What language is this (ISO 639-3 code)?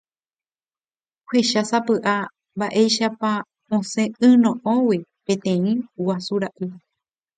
grn